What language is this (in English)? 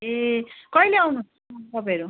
Nepali